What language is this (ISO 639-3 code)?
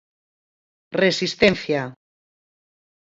glg